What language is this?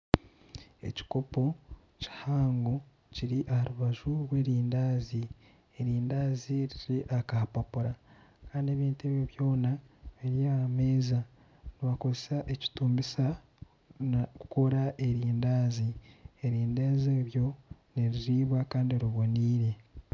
Nyankole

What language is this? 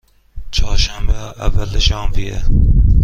Persian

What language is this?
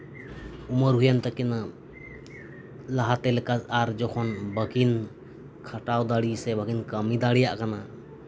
Santali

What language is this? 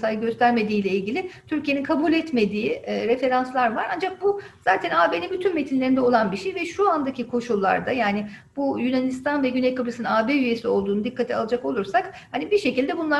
Turkish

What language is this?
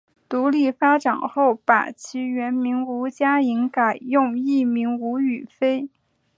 Chinese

